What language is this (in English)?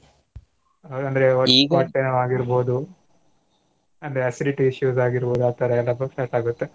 Kannada